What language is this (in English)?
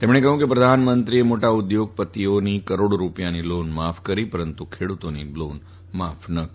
Gujarati